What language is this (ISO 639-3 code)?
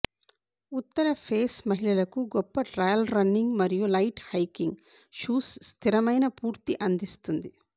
tel